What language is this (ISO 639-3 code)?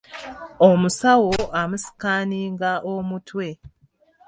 lug